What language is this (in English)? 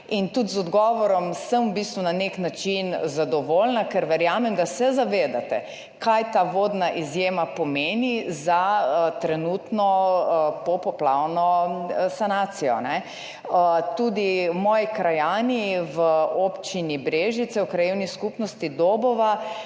Slovenian